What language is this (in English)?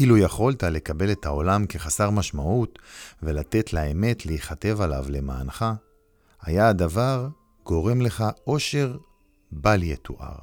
Hebrew